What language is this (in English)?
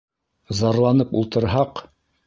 Bashkir